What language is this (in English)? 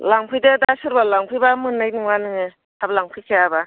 Bodo